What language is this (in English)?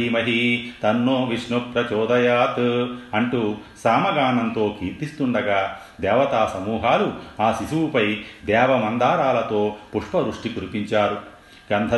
Telugu